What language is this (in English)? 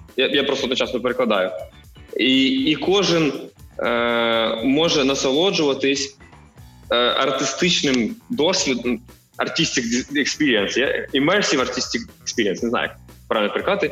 Ukrainian